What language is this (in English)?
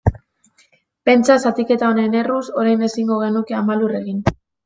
Basque